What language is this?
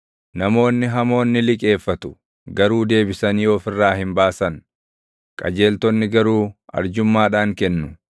Oromo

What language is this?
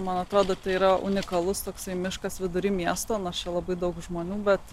Lithuanian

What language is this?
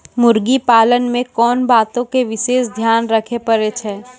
Maithili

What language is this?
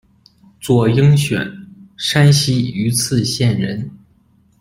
Chinese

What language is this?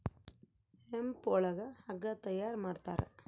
Kannada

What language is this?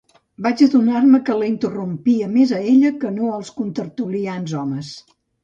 Catalan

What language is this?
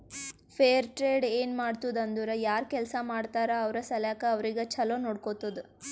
Kannada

